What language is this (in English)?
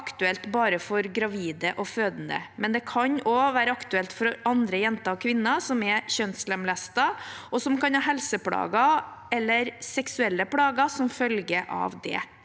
Norwegian